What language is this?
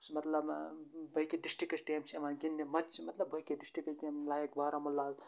Kashmiri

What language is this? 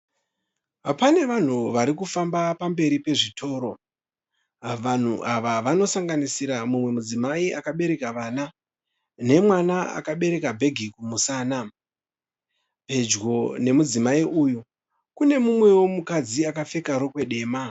Shona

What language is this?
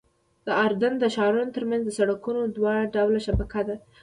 Pashto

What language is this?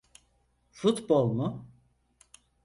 Turkish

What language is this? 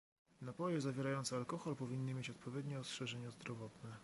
Polish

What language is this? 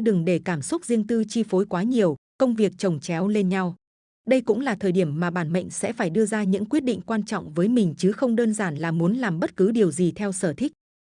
Vietnamese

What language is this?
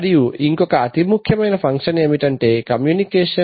Telugu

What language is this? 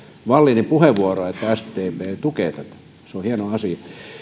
Finnish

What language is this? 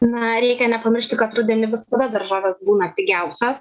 Lithuanian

